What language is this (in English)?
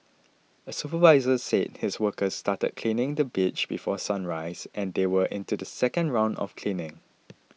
English